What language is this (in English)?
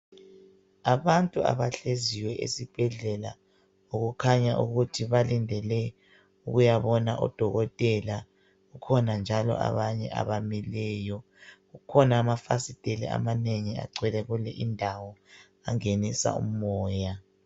North Ndebele